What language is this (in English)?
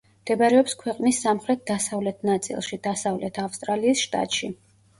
Georgian